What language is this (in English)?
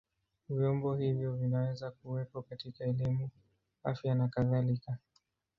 Swahili